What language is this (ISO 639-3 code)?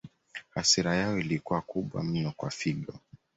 swa